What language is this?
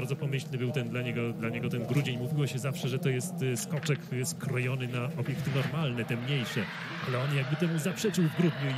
Polish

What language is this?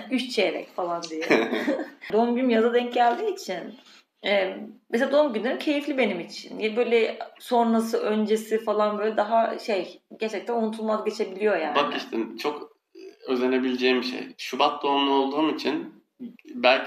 Turkish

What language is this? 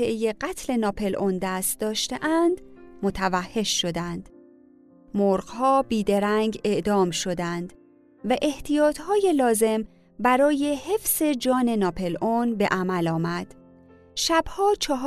Persian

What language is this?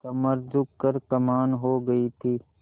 Hindi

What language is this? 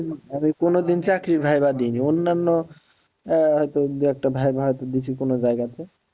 Bangla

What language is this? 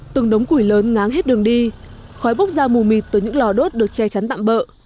Vietnamese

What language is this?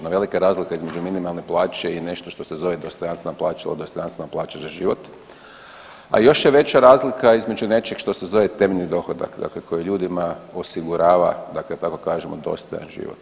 Croatian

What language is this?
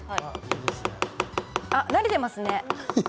Japanese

